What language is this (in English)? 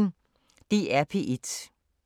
Danish